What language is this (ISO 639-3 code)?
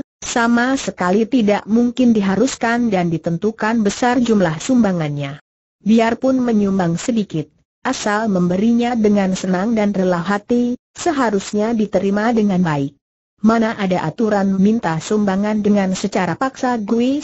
ind